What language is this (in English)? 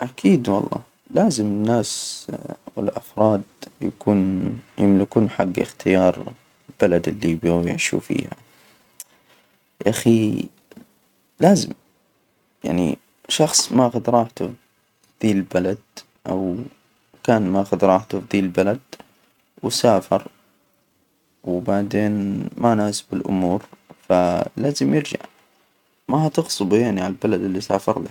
Hijazi Arabic